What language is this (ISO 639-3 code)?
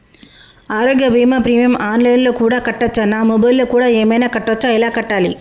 tel